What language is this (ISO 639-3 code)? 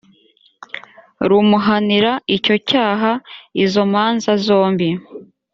kin